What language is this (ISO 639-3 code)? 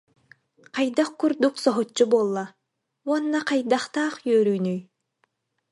sah